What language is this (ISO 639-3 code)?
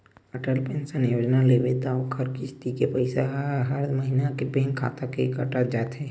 hne